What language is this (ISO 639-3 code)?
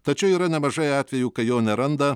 lit